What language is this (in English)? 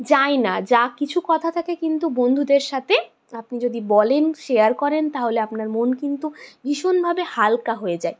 Bangla